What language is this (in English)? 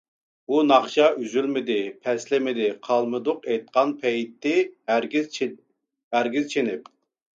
Uyghur